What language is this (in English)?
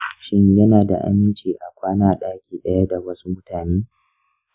Hausa